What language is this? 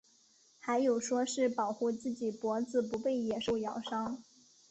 Chinese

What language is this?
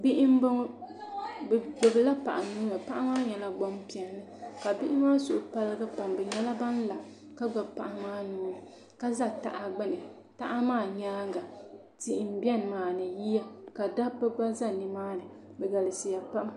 Dagbani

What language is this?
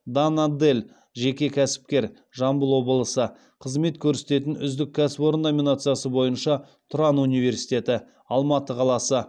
Kazakh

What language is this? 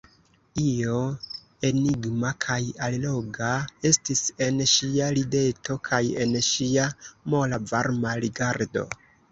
Esperanto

